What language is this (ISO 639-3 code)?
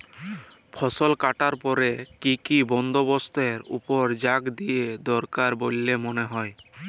ben